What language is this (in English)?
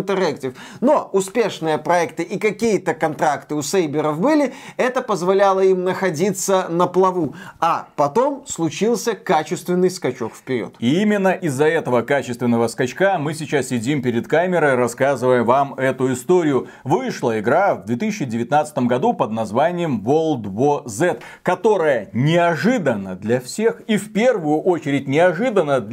Russian